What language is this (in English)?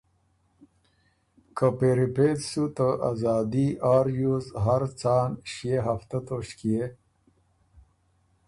Ormuri